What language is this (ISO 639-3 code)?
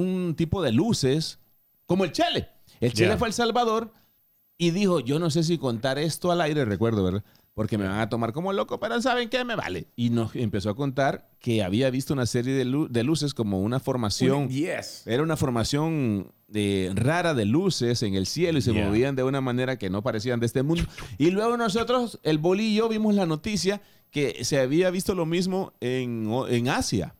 spa